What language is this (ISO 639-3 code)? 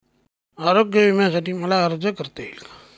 mar